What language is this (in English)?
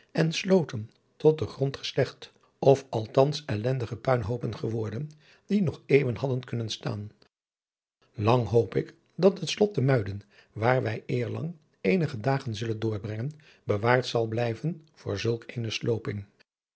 Dutch